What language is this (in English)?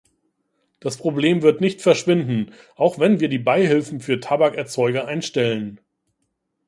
German